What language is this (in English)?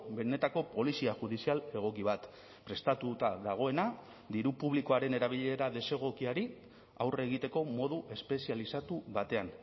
Basque